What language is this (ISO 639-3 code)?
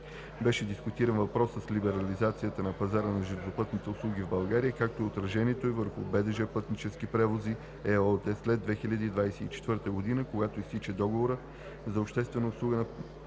bul